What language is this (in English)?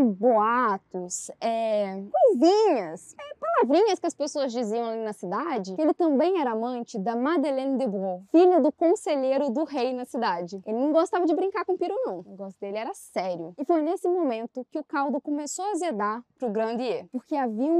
Portuguese